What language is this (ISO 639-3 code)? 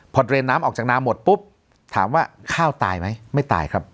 tha